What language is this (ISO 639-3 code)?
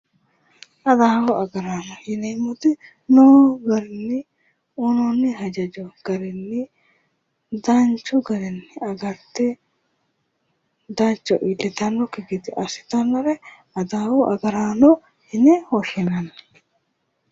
sid